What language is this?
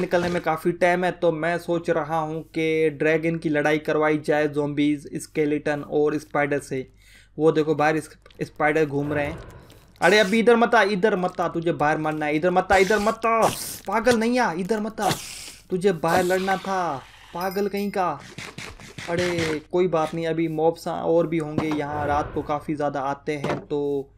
Hindi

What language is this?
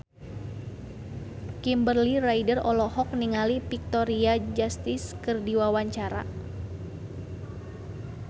Sundanese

